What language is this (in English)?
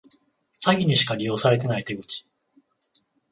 Japanese